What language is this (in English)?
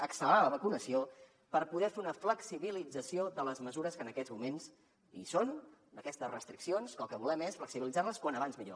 Catalan